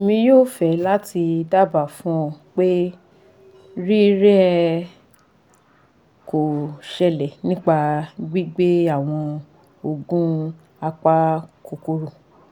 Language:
Yoruba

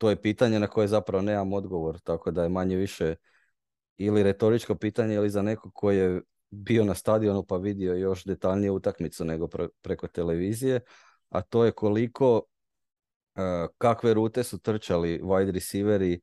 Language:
Croatian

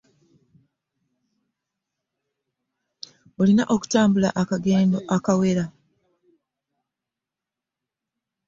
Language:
Ganda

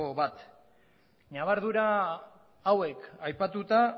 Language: Basque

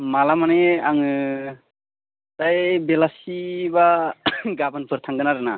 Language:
Bodo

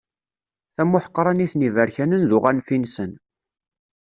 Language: Kabyle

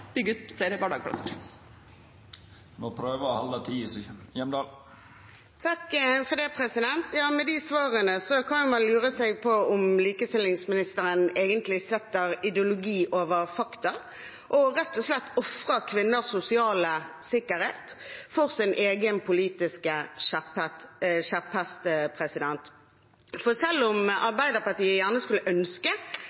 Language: Norwegian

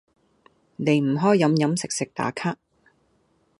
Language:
Cantonese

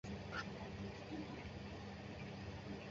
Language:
Chinese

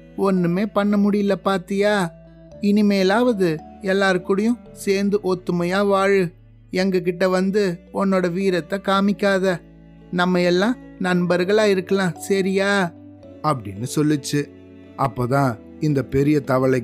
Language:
Tamil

